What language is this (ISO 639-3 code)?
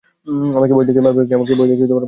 ben